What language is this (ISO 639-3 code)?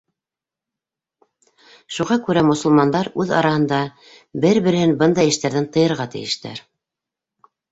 bak